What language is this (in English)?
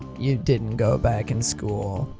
English